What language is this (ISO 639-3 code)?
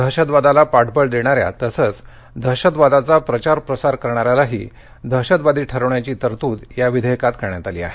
mar